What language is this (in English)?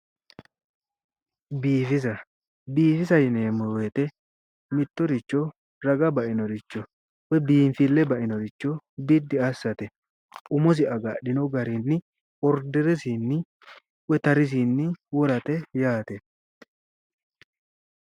Sidamo